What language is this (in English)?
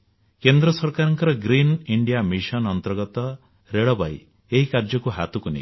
Odia